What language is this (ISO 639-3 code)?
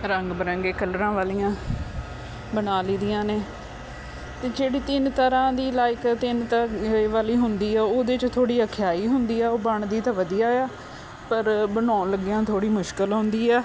pan